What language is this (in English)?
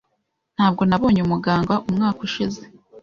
Kinyarwanda